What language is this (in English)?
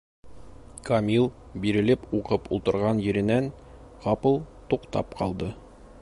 Bashkir